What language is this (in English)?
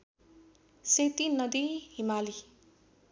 Nepali